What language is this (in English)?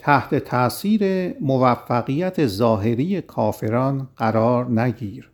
Persian